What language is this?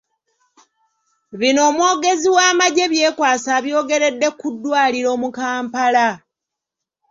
Ganda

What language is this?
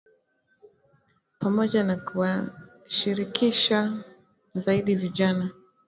Swahili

